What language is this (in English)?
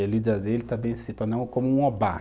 Portuguese